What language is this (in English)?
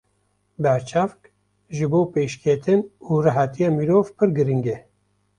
Kurdish